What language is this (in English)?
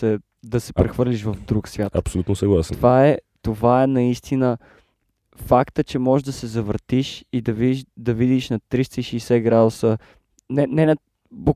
Bulgarian